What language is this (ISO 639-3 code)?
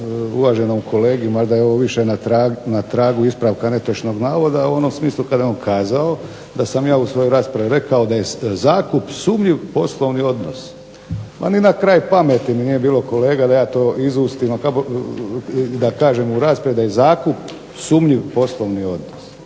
hrv